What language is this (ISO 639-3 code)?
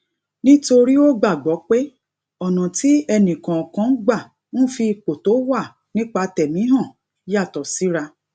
yor